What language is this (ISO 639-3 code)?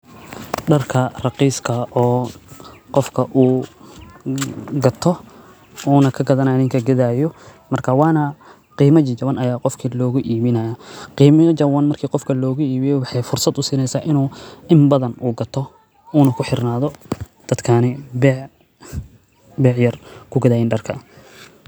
som